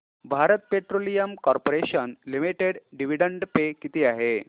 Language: Marathi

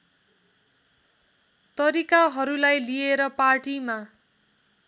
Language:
Nepali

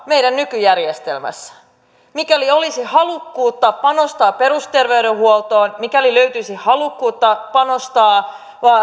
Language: Finnish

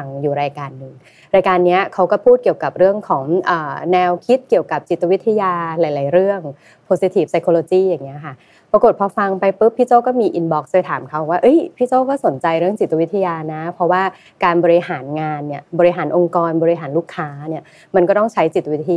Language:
Thai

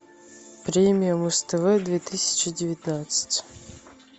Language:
Russian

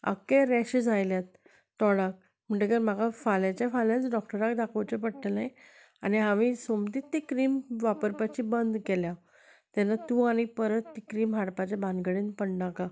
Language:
Konkani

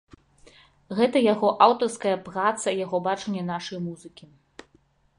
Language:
Belarusian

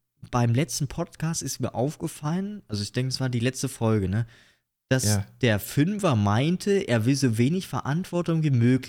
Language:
German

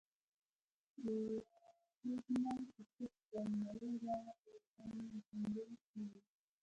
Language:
Pashto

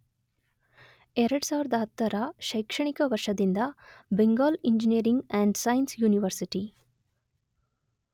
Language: Kannada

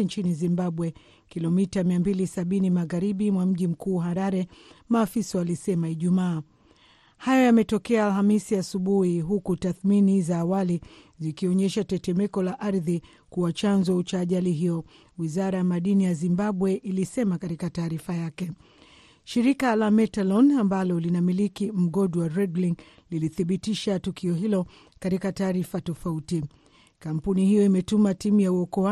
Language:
Swahili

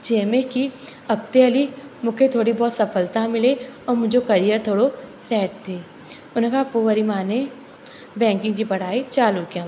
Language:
Sindhi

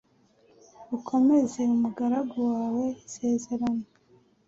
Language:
Kinyarwanda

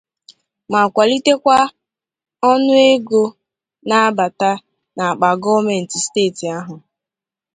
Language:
Igbo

